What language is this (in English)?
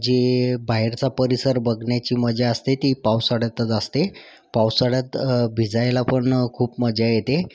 Marathi